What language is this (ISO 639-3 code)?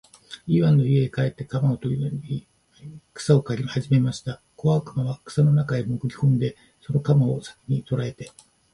jpn